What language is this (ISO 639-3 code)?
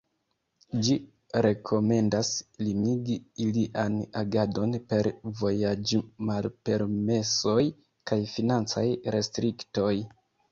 epo